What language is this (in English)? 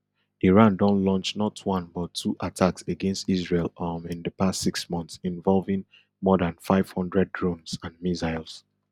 Nigerian Pidgin